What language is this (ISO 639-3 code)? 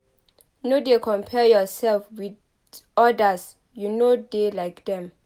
pcm